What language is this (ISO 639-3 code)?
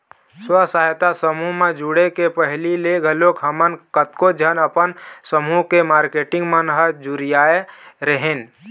hne